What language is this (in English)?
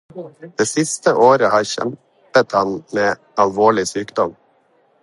Norwegian Bokmål